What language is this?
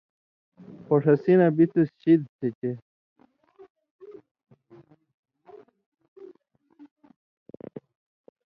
Indus Kohistani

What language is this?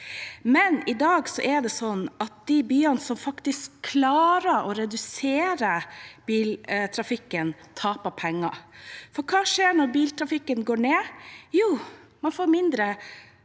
Norwegian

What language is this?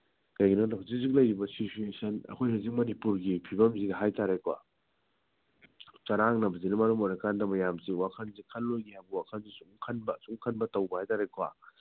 Manipuri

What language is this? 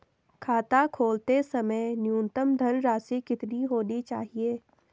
Hindi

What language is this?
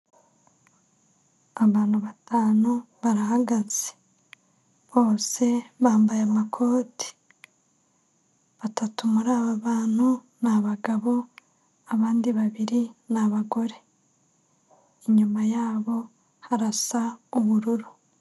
Kinyarwanda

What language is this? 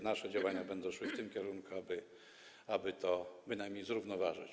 Polish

